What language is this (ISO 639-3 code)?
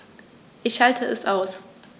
deu